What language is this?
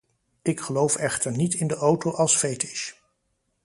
Dutch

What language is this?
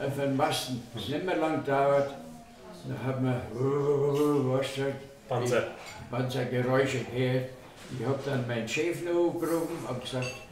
German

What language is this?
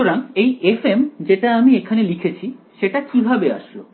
Bangla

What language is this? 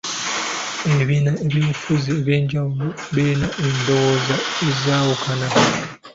Ganda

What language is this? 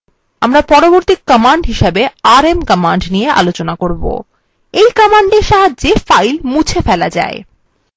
Bangla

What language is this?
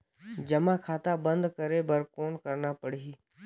Chhattisgarhi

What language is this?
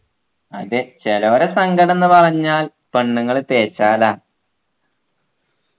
Malayalam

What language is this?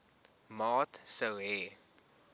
Afrikaans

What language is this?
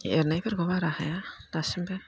Bodo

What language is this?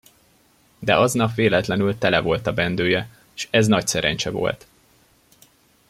Hungarian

